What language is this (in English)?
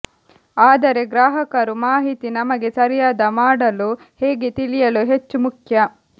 Kannada